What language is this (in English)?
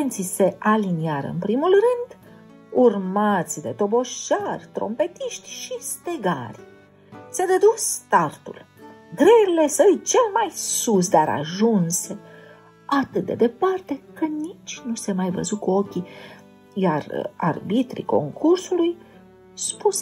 Romanian